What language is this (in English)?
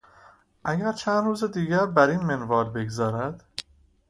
Persian